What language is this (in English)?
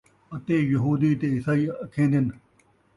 Saraiki